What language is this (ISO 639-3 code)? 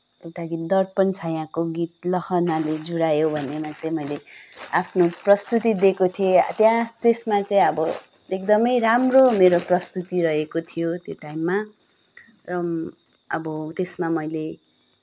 nep